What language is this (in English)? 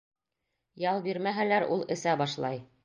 Bashkir